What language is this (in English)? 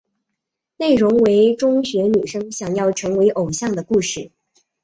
Chinese